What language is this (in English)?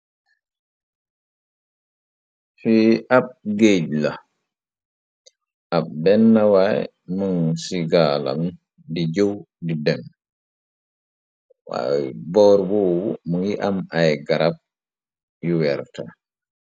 Wolof